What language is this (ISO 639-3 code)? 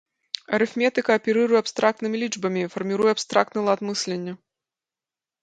bel